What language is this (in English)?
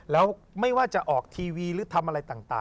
Thai